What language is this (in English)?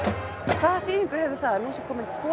Icelandic